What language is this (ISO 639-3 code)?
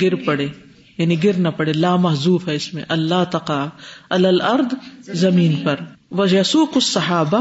urd